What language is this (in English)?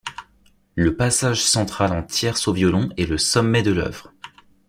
French